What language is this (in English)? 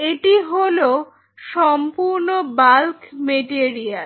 Bangla